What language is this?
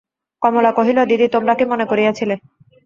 Bangla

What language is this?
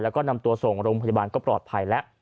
Thai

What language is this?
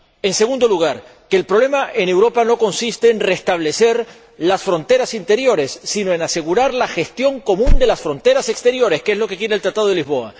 Spanish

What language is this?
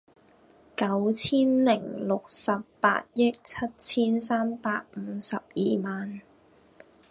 Cantonese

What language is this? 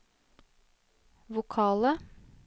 Norwegian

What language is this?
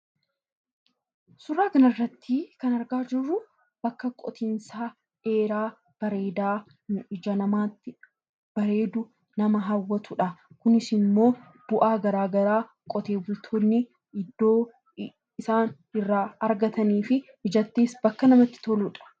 Oromo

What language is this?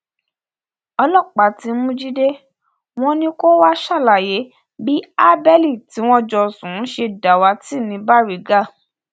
Yoruba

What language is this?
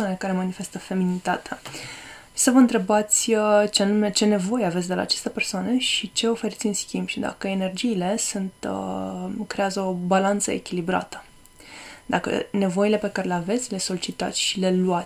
Romanian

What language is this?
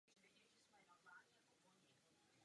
Czech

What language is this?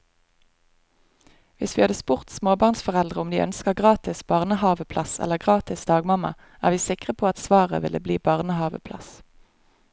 Norwegian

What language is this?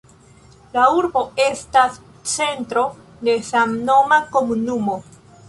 Esperanto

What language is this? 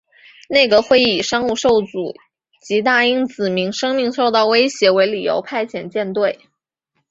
Chinese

